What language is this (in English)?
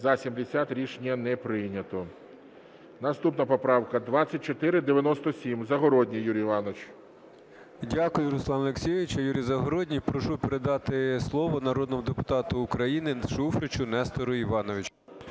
Ukrainian